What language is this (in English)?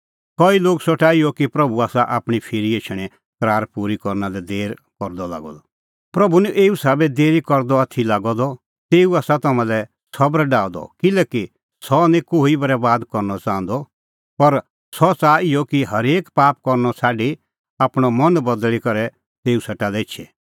Kullu Pahari